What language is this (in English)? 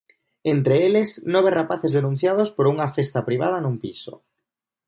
Galician